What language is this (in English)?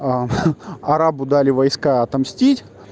Russian